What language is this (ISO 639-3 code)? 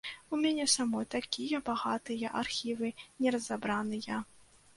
bel